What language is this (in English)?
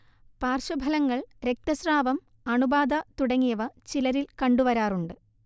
Malayalam